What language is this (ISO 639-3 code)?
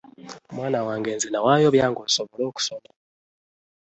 lug